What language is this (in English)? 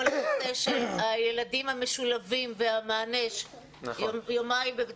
Hebrew